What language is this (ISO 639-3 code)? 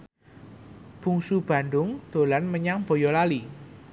jav